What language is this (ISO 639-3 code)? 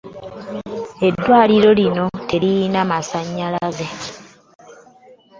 lug